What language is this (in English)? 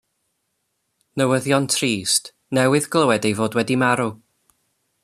Welsh